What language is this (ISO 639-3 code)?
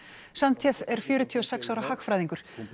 isl